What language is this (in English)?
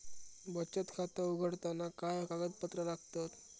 Marathi